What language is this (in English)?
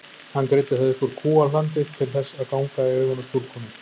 Icelandic